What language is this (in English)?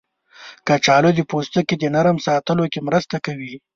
Pashto